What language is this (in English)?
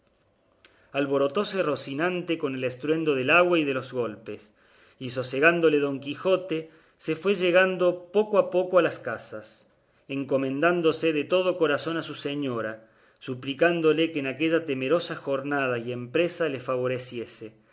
Spanish